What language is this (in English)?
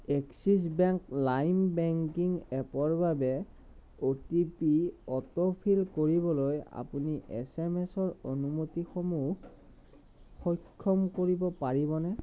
Assamese